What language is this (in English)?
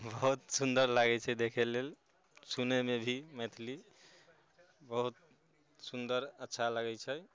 Maithili